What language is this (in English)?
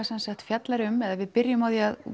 Icelandic